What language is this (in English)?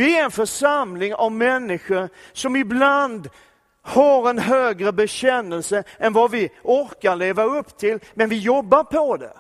Swedish